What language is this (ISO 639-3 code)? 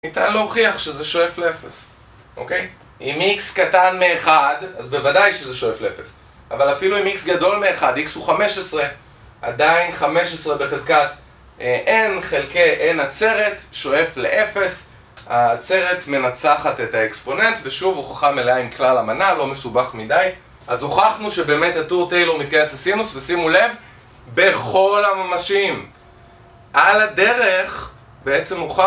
heb